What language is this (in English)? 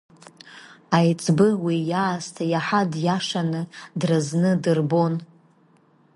Abkhazian